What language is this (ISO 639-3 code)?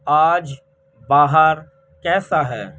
urd